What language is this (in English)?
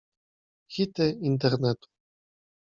Polish